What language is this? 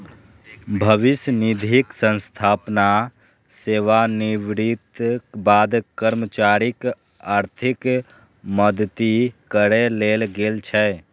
Maithili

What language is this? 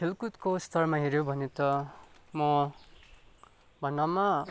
Nepali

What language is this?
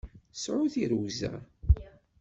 Kabyle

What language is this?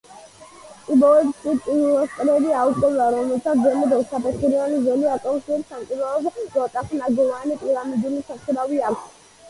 Georgian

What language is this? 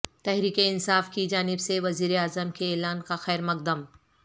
Urdu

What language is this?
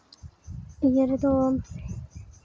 Santali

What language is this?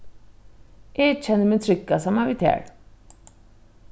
Faroese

